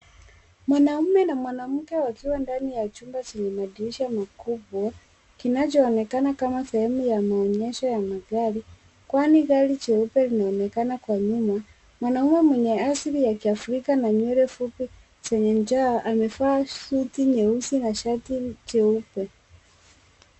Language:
Swahili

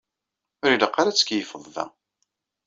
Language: Kabyle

